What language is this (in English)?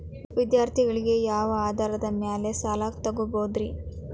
Kannada